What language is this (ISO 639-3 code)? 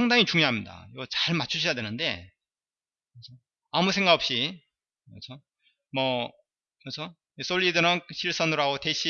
kor